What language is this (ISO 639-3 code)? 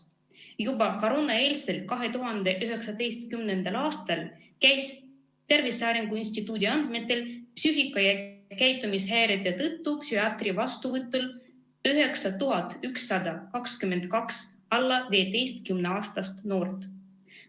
est